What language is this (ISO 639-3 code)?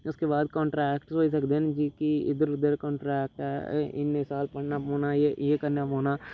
doi